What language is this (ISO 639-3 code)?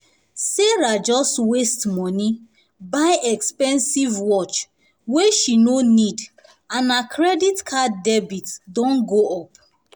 pcm